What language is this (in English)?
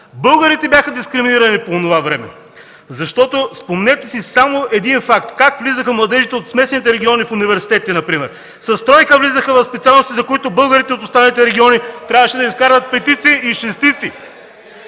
Bulgarian